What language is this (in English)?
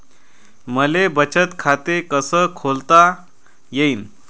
Marathi